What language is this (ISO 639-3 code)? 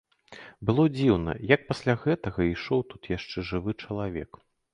bel